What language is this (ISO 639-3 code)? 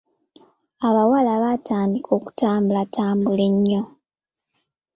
lug